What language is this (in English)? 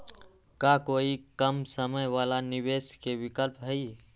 Magahi